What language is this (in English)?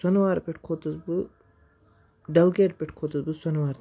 Kashmiri